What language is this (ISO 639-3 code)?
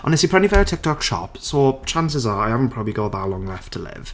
cym